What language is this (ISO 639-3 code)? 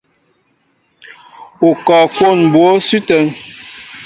mbo